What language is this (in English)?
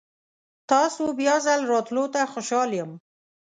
Pashto